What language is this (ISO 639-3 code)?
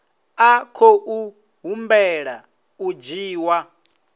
ven